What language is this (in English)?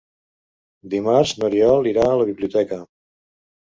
Catalan